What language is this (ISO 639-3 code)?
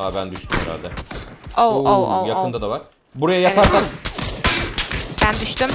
tur